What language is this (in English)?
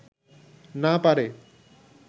Bangla